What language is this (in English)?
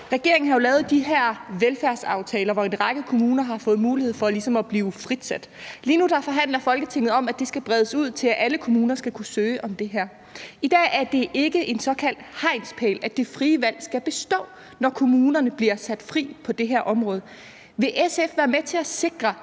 Danish